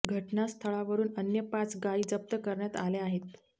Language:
Marathi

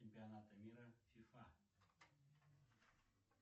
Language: Russian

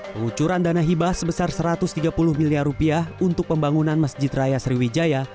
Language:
Indonesian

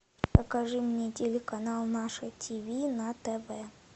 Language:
Russian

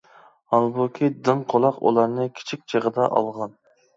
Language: Uyghur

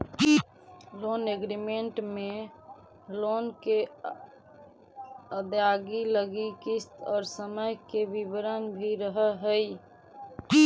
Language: Magahi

